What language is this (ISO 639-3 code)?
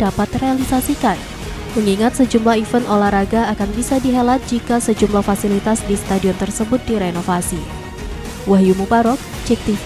ind